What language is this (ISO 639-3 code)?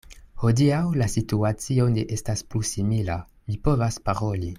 epo